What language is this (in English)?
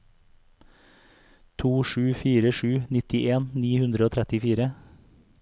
Norwegian